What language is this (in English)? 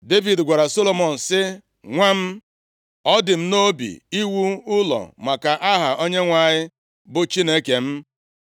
Igbo